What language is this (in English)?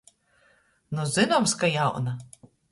Latgalian